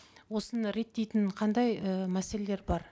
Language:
Kazakh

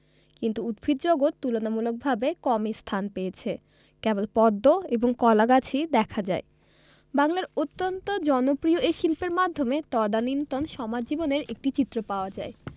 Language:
Bangla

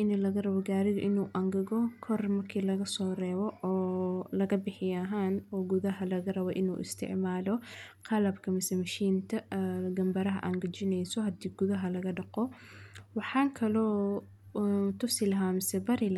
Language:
Somali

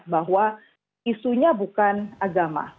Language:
Indonesian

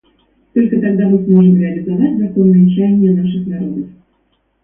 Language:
Russian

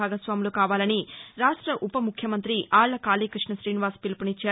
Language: Telugu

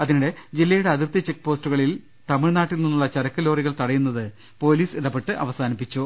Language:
Malayalam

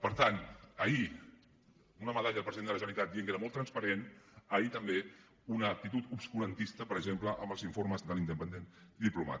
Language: Catalan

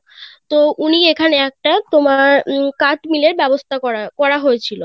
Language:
Bangla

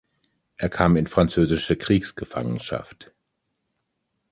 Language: German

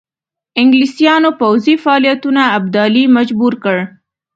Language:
Pashto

